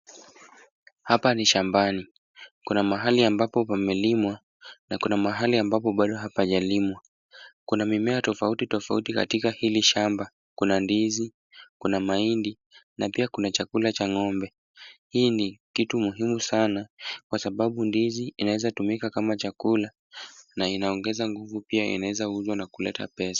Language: Swahili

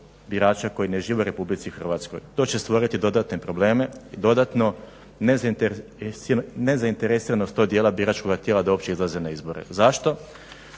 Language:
Croatian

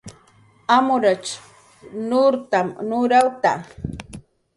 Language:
Jaqaru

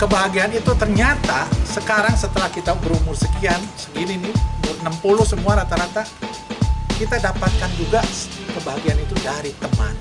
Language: Indonesian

